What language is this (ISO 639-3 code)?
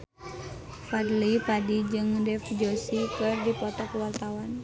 sun